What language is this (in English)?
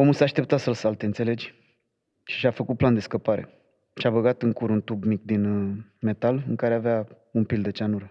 Romanian